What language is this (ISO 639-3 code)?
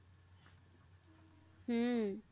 ben